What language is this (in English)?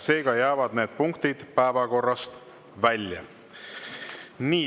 Estonian